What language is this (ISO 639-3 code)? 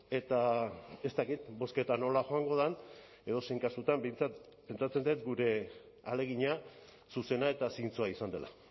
eus